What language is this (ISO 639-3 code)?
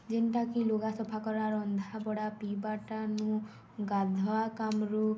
ori